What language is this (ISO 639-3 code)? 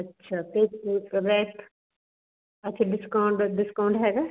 pan